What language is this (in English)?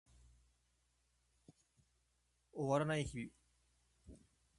Japanese